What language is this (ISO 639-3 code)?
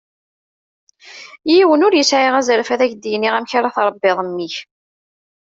kab